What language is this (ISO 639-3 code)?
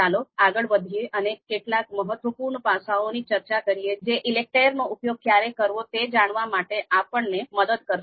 guj